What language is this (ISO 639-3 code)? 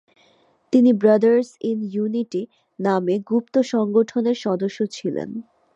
ben